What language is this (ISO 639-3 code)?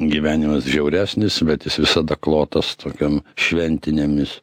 lit